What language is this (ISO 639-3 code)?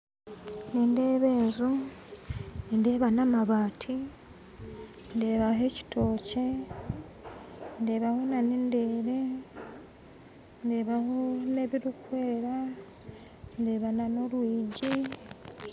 nyn